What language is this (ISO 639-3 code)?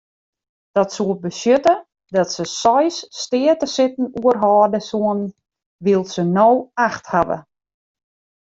fry